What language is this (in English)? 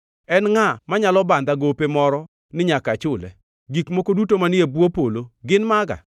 Luo (Kenya and Tanzania)